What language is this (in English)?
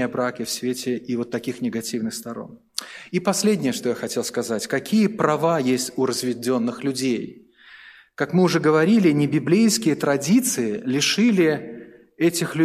Russian